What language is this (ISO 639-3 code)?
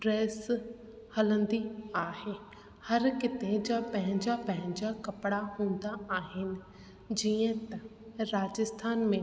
snd